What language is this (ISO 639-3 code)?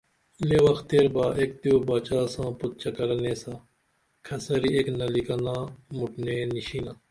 dml